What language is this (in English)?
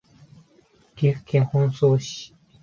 Japanese